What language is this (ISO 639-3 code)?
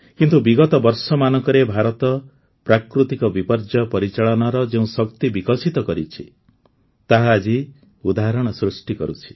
ori